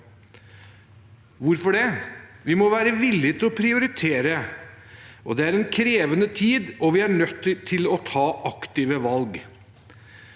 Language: Norwegian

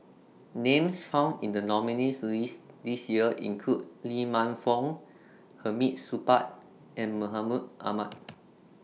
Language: English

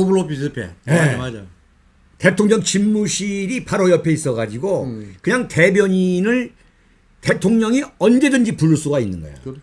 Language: Korean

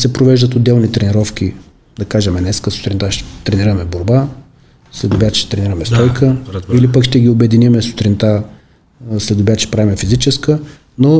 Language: Bulgarian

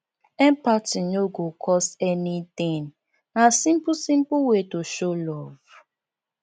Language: Nigerian Pidgin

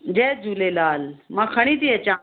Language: Sindhi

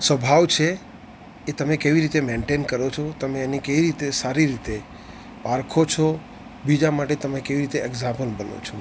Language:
Gujarati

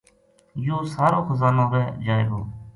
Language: Gujari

